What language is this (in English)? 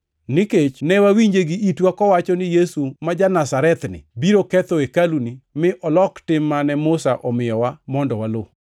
Luo (Kenya and Tanzania)